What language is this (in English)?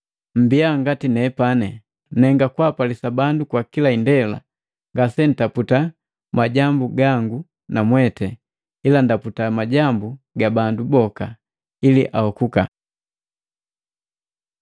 Matengo